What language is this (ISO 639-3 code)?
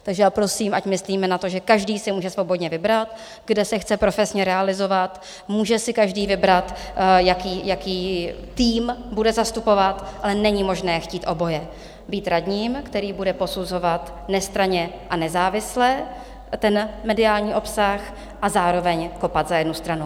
ces